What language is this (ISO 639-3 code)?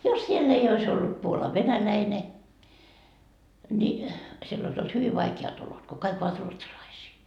fin